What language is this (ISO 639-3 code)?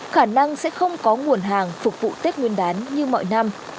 vie